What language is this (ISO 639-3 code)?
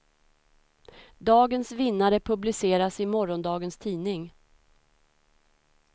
swe